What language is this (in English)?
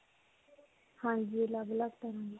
Punjabi